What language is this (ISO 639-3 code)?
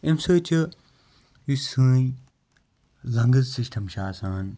kas